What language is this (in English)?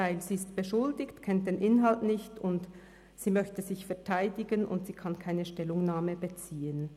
Swiss German